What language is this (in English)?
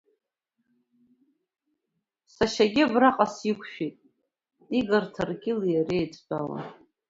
Abkhazian